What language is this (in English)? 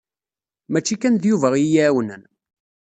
Kabyle